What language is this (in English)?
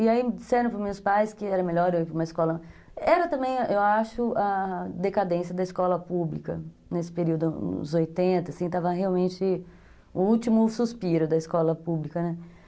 Portuguese